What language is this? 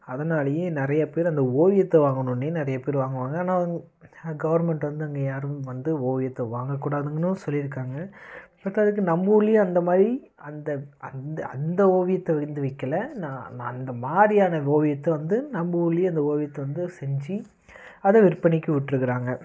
Tamil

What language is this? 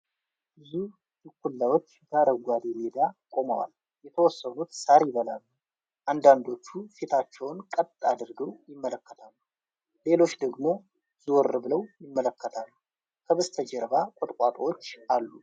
Amharic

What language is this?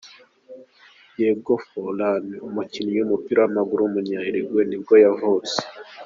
Kinyarwanda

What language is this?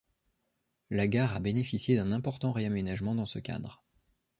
French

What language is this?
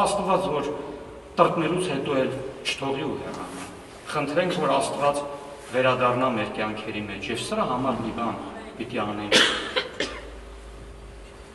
Romanian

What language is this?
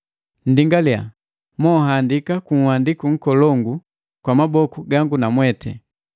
Matengo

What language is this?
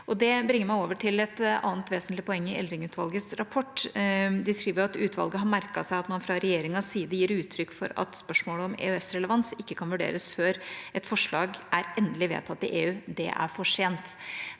Norwegian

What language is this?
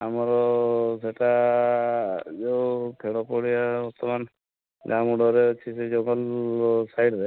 Odia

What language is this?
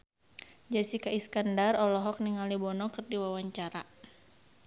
Sundanese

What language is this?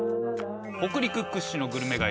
Japanese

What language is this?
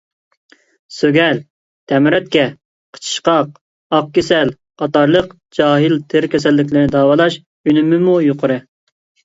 Uyghur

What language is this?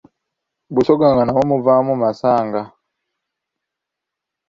Ganda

